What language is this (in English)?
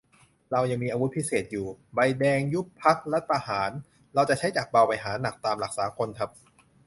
Thai